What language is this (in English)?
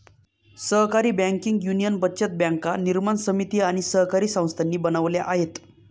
Marathi